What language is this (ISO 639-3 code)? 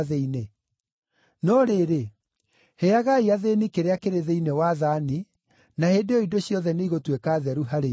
kik